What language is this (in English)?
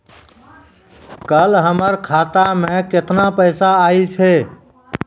Maithili